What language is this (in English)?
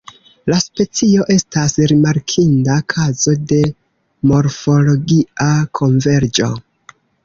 Esperanto